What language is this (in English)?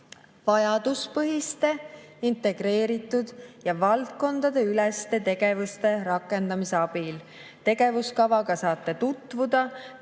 Estonian